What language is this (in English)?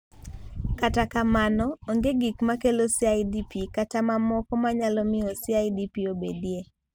Luo (Kenya and Tanzania)